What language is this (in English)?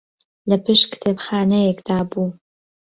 Central Kurdish